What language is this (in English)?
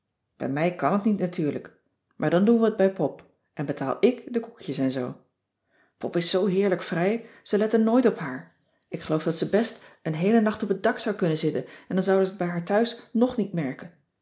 Dutch